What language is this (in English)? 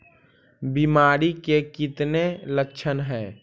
Magahi